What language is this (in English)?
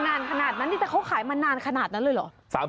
Thai